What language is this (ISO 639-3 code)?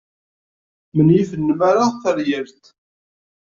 kab